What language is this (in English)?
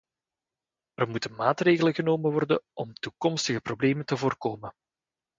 Dutch